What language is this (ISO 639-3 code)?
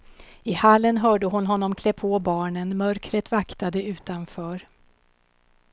swe